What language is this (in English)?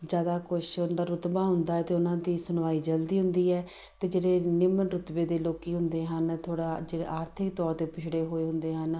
Punjabi